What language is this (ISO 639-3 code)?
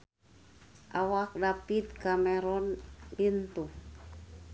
sun